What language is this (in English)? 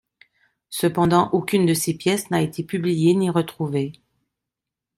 French